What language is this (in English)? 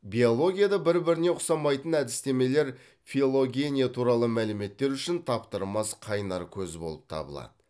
Kazakh